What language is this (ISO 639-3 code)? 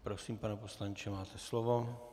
ces